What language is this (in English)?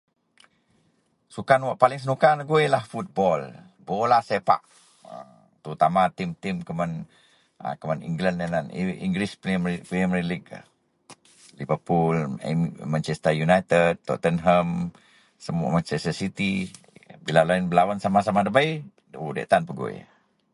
Central Melanau